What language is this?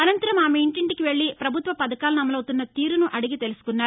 Telugu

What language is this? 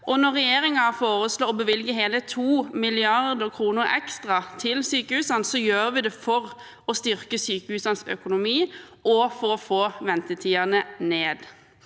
Norwegian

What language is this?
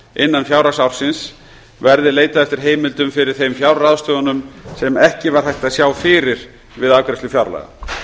Icelandic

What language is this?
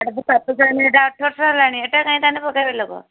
Odia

